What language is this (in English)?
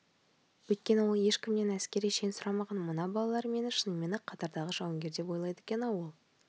Kazakh